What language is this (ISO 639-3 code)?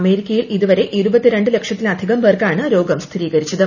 mal